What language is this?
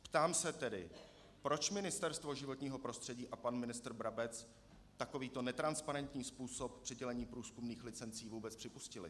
Czech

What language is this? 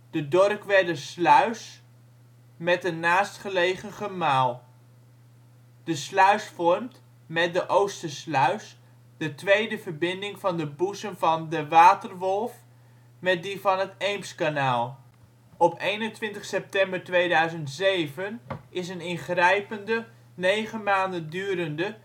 Dutch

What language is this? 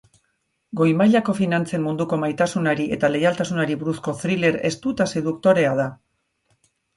Basque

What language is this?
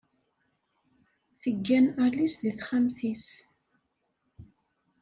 Kabyle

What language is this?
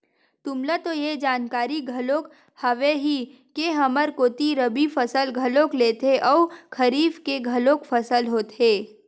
Chhattisgarhi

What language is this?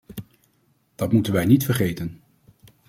Dutch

